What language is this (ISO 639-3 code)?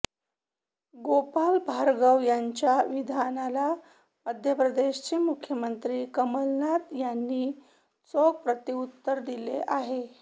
mar